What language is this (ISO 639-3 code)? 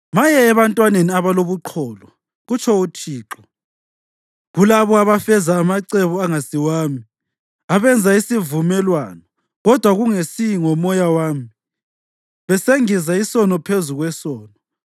nde